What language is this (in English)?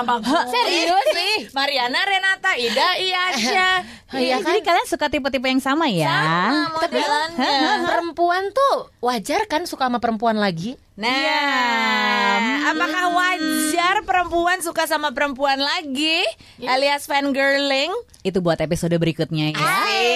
Indonesian